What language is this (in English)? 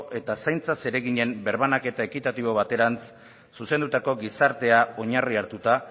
Basque